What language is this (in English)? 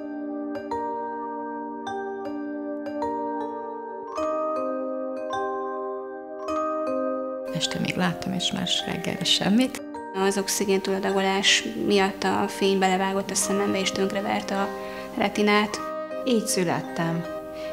Hungarian